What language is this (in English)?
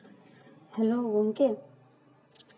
Santali